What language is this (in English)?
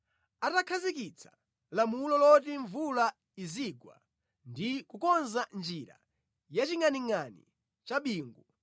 Nyanja